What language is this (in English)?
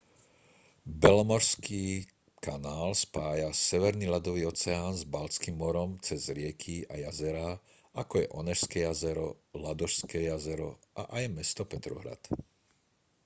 Slovak